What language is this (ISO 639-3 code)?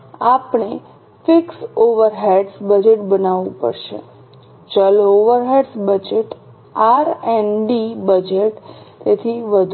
guj